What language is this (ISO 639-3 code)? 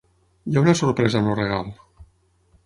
cat